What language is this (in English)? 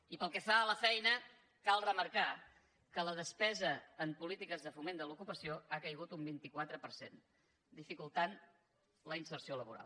Catalan